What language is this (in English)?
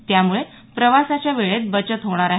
Marathi